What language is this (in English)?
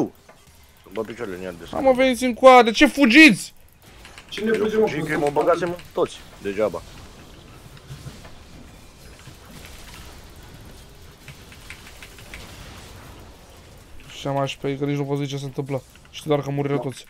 Romanian